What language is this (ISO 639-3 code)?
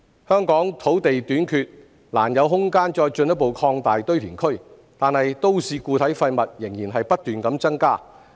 yue